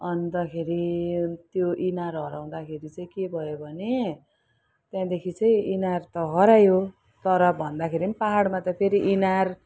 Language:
Nepali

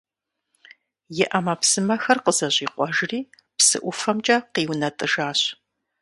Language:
Kabardian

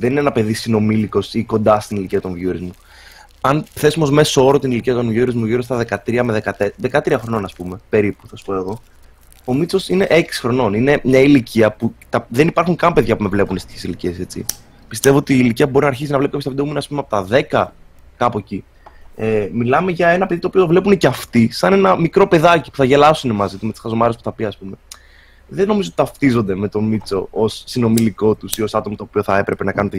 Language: Greek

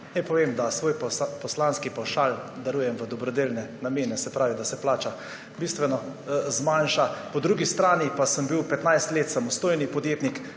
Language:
Slovenian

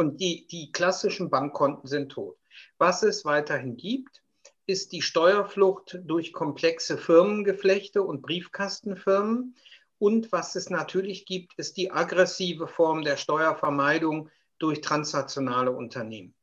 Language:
German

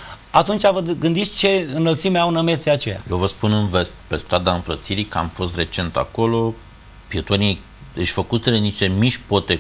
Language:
Romanian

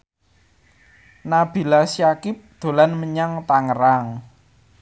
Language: Javanese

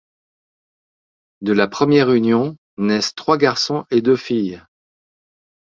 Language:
French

